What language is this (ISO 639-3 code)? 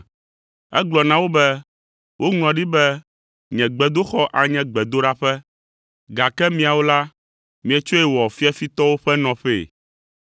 ewe